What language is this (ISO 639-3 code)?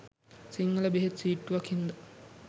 sin